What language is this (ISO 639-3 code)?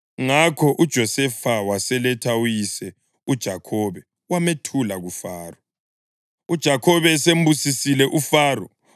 nde